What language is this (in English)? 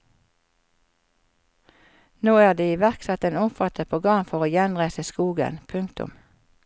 Norwegian